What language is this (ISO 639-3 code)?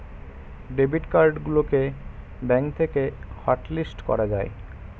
ben